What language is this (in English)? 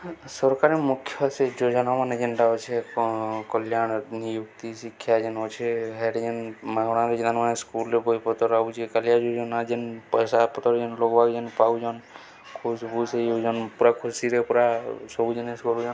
Odia